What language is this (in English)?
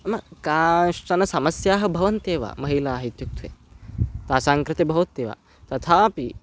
Sanskrit